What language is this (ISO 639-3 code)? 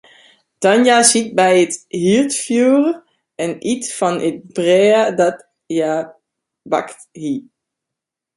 fry